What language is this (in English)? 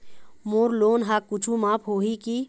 Chhattisgarhi